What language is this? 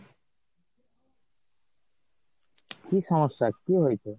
Bangla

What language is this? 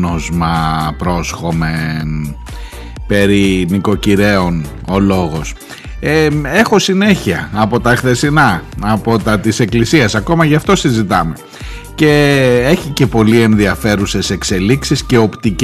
Greek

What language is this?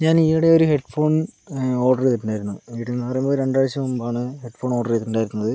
Malayalam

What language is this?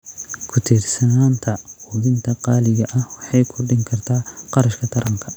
Somali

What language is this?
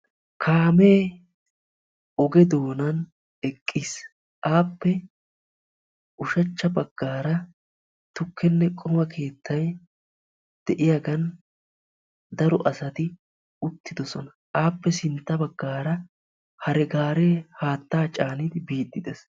Wolaytta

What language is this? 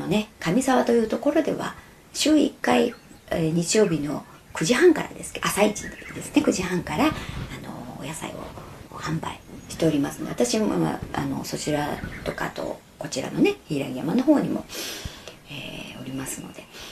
Japanese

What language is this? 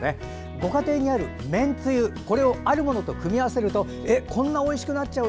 Japanese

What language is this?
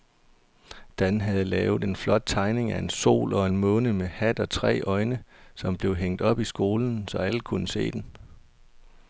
Danish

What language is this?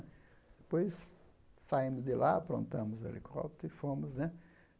Portuguese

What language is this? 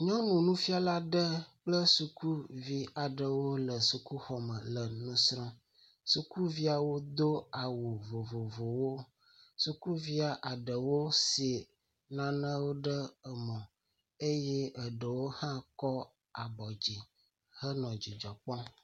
Ewe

